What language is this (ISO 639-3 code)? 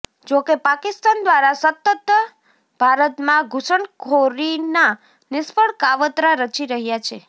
guj